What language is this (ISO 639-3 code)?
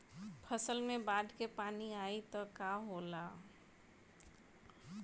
bho